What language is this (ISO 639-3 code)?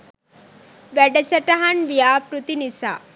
sin